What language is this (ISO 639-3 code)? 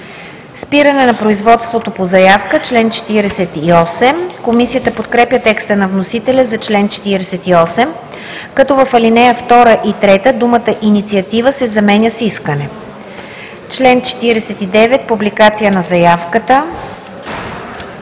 bul